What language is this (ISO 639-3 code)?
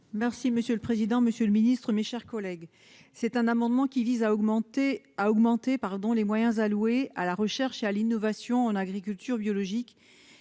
fra